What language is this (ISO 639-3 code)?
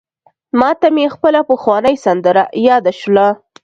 pus